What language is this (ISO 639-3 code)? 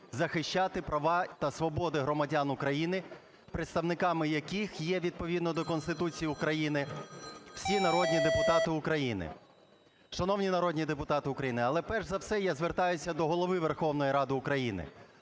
ukr